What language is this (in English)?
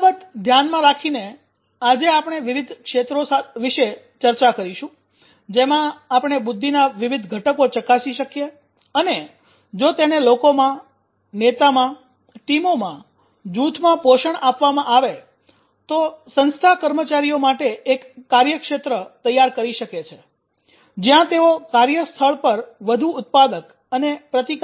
Gujarati